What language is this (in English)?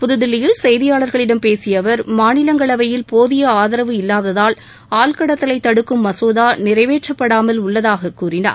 Tamil